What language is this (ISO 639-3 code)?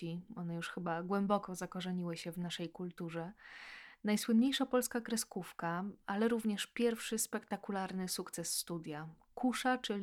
pol